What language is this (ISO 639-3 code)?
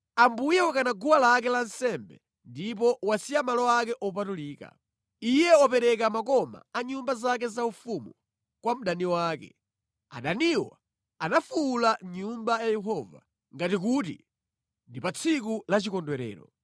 nya